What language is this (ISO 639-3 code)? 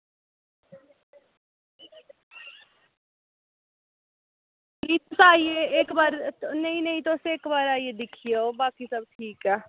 doi